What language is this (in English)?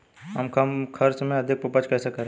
Hindi